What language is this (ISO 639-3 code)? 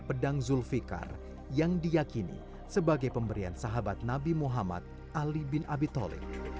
ind